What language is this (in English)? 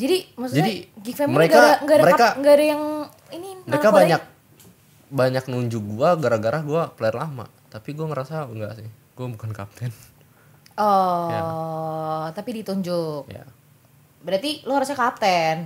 Indonesian